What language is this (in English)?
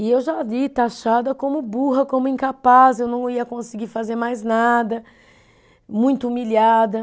Portuguese